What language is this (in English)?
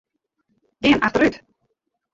Western Frisian